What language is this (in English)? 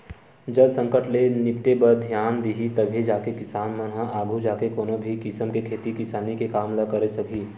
Chhattisgarhi